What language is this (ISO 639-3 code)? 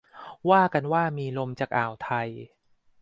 tha